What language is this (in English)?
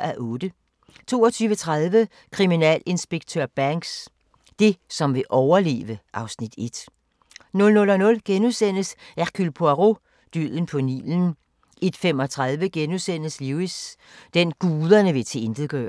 Danish